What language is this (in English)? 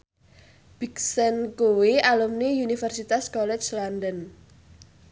Javanese